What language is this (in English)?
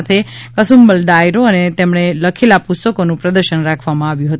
Gujarati